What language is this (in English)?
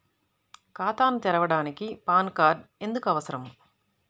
Telugu